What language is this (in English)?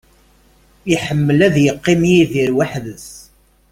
Kabyle